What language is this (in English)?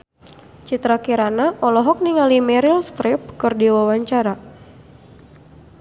Sundanese